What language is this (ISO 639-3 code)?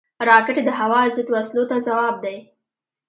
pus